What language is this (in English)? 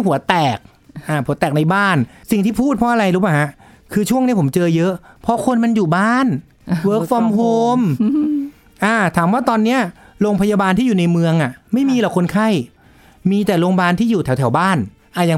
Thai